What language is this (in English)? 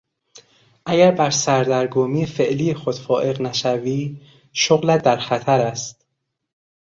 Persian